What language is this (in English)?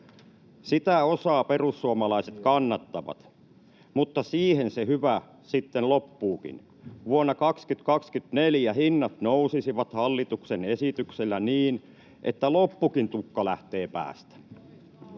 Finnish